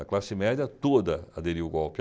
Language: Portuguese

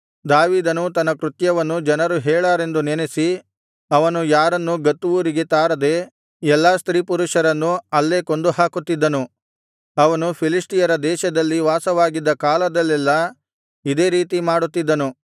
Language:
Kannada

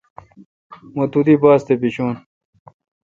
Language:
Kalkoti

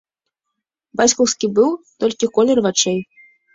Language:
Belarusian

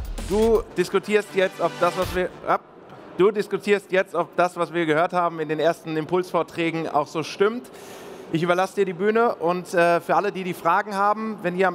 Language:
German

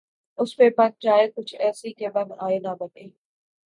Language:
Urdu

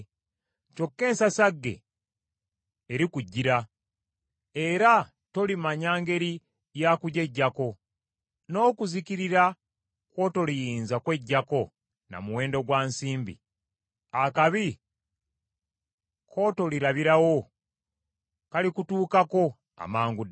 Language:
Ganda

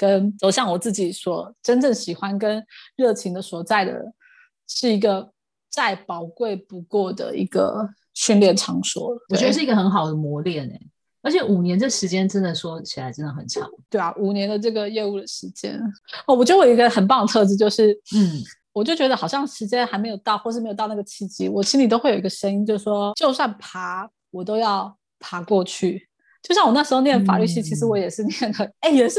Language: Chinese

